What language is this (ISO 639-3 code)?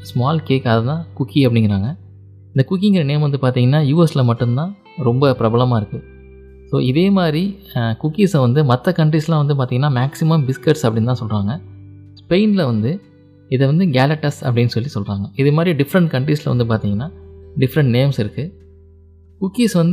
tam